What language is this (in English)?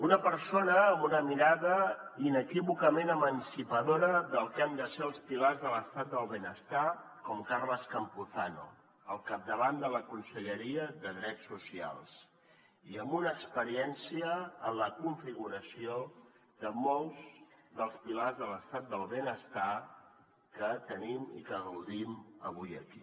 Catalan